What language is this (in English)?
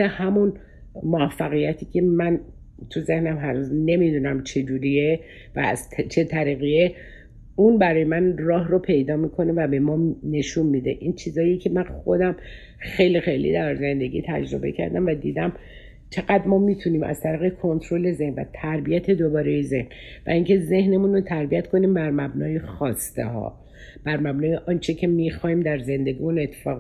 Persian